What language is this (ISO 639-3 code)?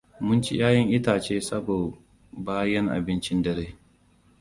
hau